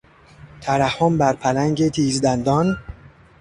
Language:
Persian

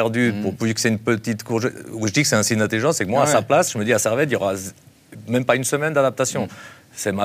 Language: French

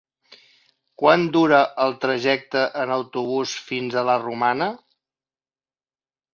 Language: Catalan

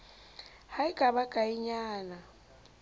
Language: Southern Sotho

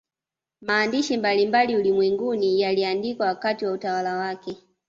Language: Swahili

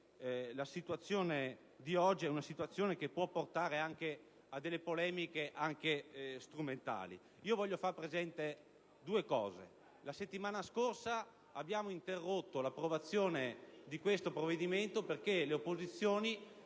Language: Italian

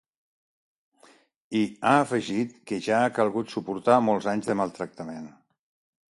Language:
Catalan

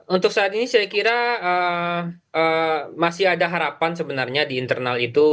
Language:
Indonesian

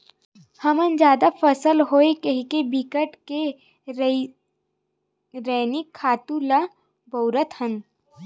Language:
Chhattisgarhi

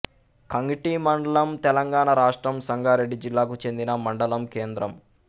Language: Telugu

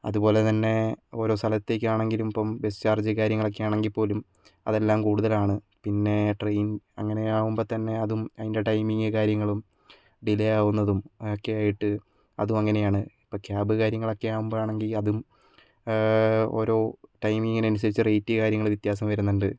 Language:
Malayalam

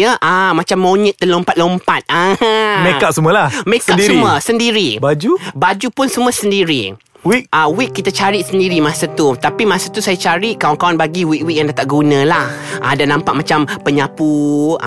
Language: Malay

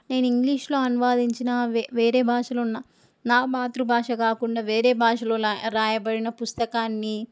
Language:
Telugu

